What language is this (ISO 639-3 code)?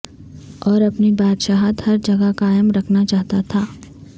urd